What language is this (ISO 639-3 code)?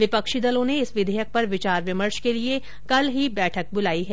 hin